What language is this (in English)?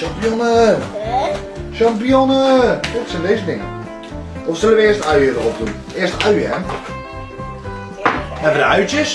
Dutch